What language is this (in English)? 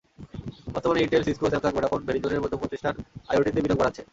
Bangla